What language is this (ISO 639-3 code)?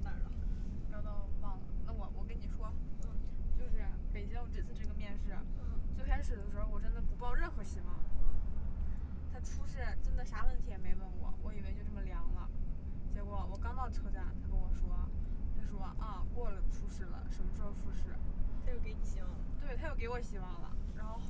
zho